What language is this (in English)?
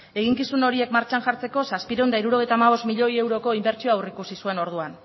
Basque